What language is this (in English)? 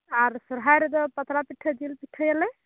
Santali